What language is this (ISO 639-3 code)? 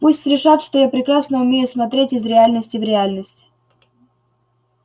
rus